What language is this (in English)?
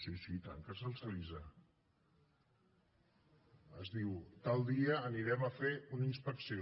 Catalan